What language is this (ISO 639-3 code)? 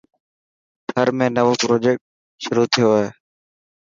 mki